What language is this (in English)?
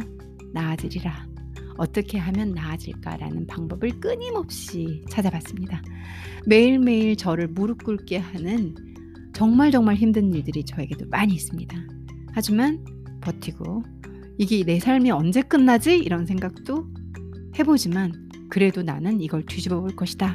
Korean